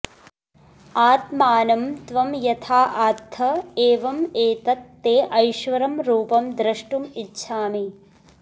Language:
Sanskrit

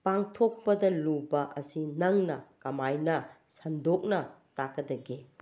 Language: Manipuri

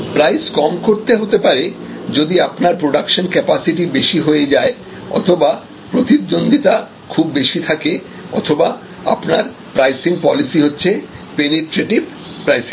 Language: Bangla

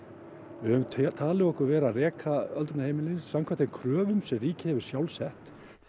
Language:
Icelandic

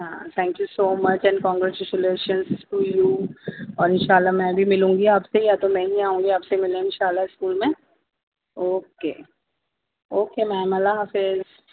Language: Urdu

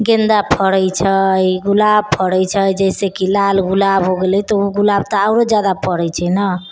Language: Maithili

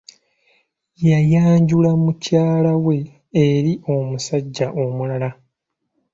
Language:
Ganda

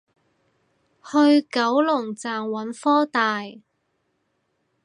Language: Cantonese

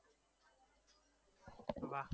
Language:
Gujarati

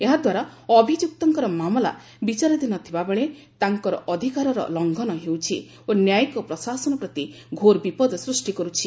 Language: Odia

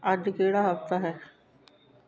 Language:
Punjabi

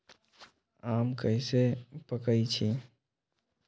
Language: Magahi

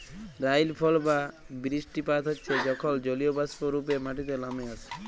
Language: Bangla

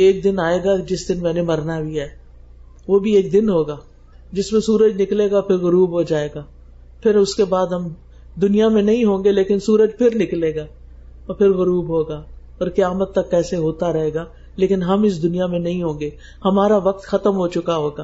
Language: Urdu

